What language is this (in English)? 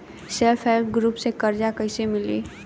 Bhojpuri